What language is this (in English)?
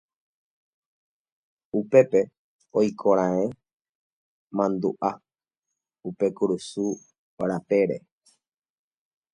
Guarani